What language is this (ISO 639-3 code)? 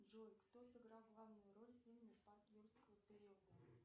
rus